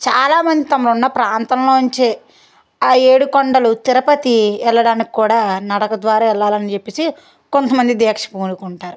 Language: Telugu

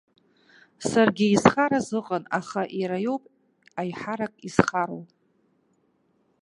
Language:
Abkhazian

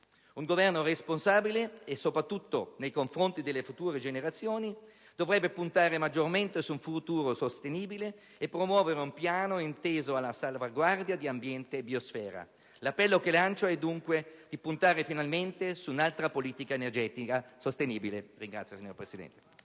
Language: Italian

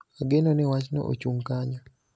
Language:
Luo (Kenya and Tanzania)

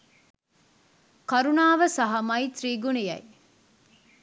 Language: Sinhala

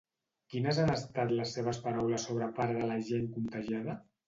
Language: Catalan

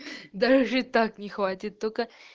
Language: Russian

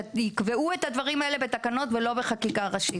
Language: Hebrew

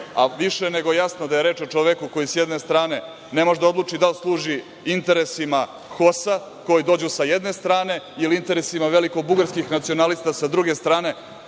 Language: Serbian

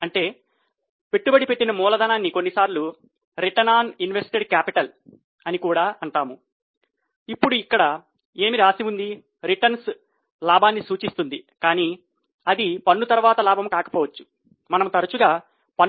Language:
Telugu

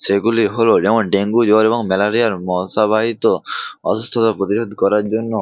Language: Bangla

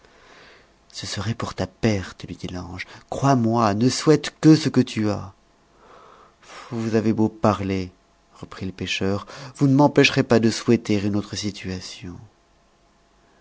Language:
French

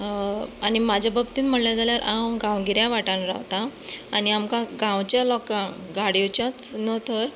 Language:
Konkani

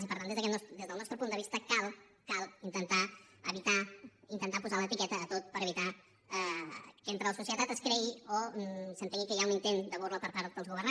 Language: Catalan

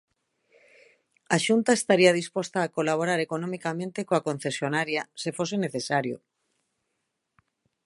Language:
Galician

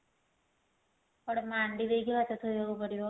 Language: Odia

